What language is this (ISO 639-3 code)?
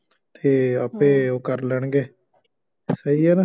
pan